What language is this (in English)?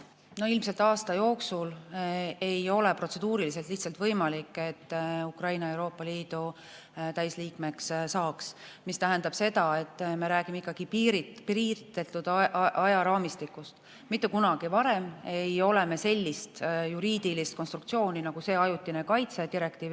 Estonian